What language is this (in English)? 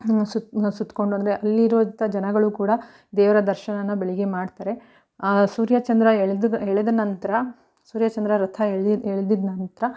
Kannada